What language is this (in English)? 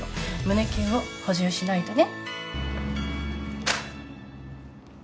Japanese